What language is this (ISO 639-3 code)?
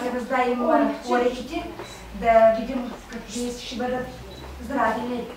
bul